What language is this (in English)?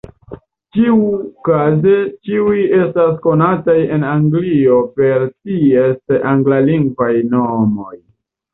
Esperanto